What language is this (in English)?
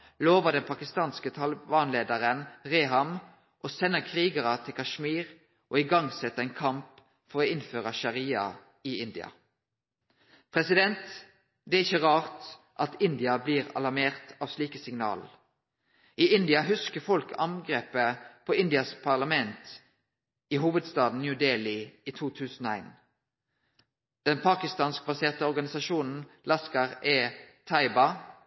Norwegian Nynorsk